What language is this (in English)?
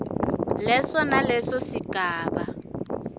Swati